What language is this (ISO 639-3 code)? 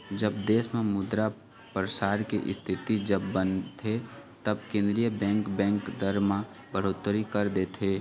hne